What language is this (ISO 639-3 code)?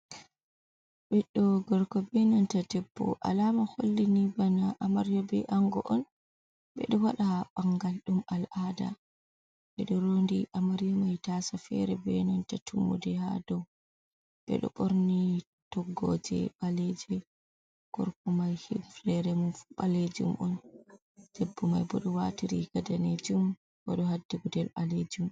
ful